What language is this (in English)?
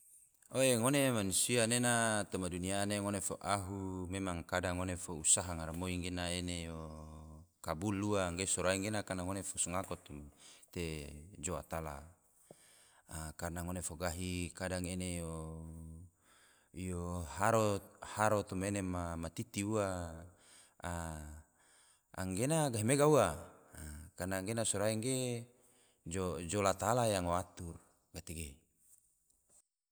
Tidore